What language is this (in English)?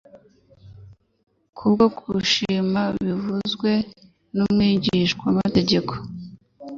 Kinyarwanda